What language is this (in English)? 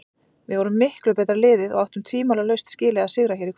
Icelandic